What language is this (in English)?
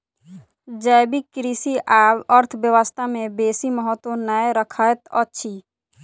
Maithili